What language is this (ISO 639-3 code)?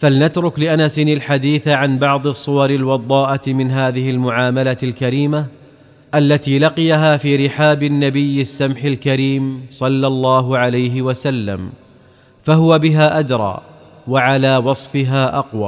ara